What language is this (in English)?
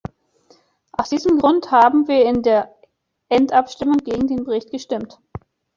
German